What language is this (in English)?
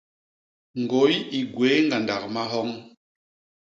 Basaa